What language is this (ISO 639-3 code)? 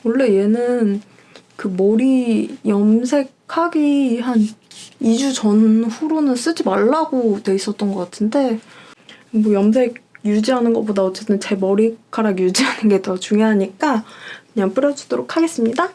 kor